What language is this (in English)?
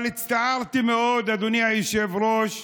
Hebrew